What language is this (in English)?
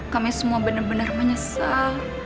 Indonesian